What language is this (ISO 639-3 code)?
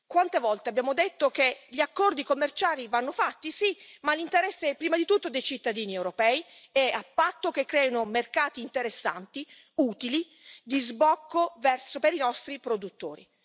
ita